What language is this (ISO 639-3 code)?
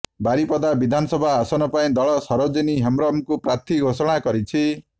ori